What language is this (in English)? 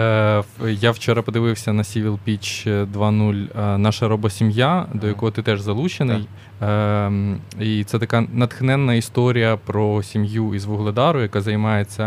Ukrainian